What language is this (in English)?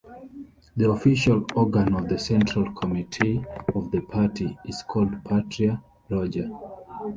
English